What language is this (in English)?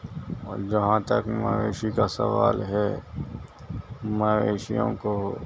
Urdu